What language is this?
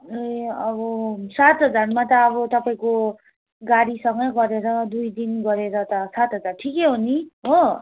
Nepali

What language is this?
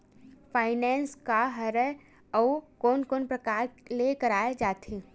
Chhattisgarhi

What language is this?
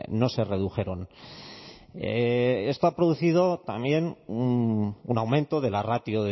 Spanish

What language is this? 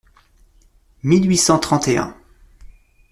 French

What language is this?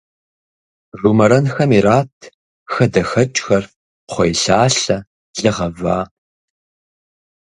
Kabardian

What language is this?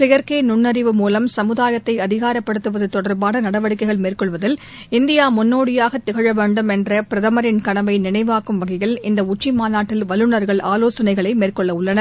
Tamil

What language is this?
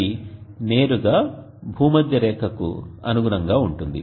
Telugu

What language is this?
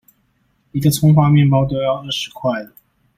Chinese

